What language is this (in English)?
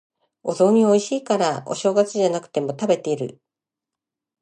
Japanese